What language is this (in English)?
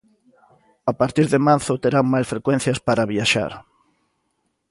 Galician